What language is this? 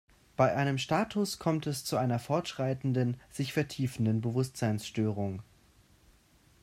German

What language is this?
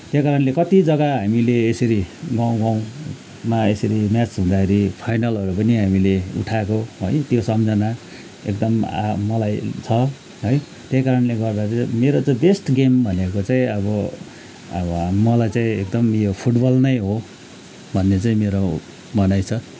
Nepali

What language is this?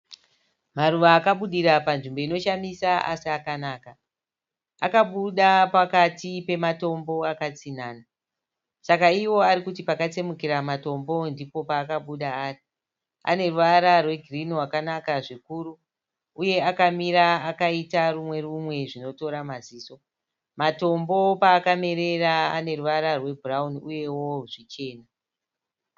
Shona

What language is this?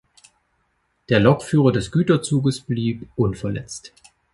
German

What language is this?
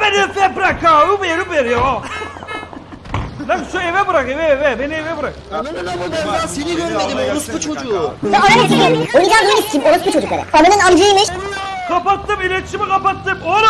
Turkish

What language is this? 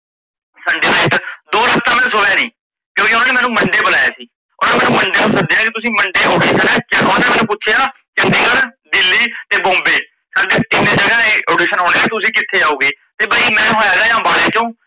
Punjabi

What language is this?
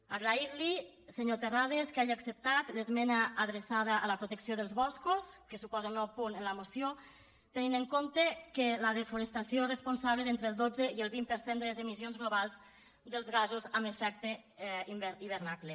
Catalan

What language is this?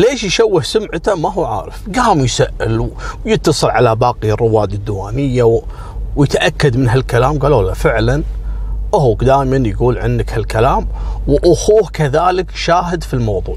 Arabic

